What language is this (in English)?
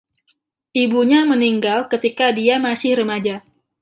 Indonesian